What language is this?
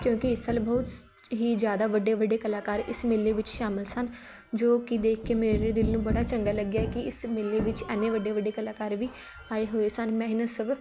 Punjabi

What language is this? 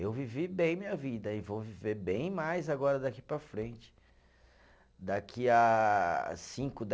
Portuguese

